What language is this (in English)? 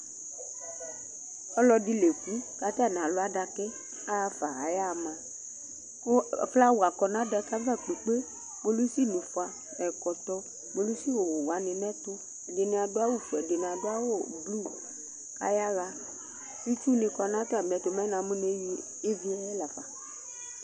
Ikposo